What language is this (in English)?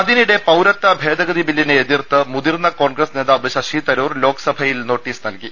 Malayalam